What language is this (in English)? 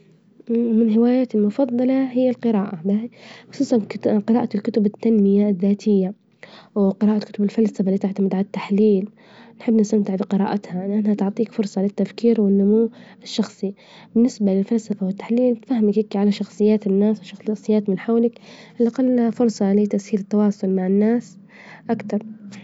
Libyan Arabic